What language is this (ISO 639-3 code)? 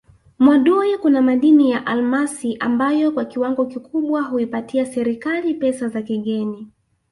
swa